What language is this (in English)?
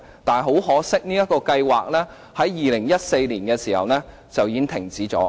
Cantonese